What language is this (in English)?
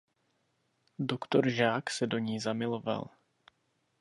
Czech